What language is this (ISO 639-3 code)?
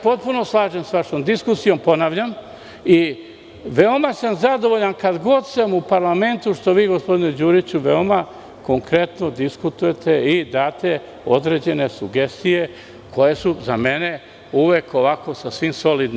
srp